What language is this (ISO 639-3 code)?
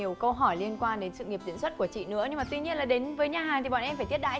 vie